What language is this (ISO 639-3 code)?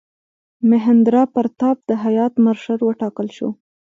pus